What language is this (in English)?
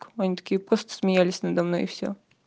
Russian